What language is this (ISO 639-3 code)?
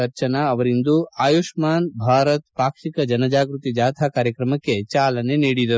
kan